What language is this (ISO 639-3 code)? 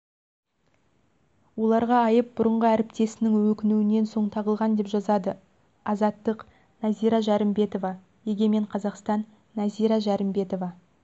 kaz